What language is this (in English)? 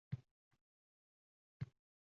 Uzbek